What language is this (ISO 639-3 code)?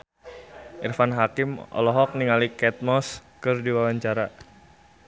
sun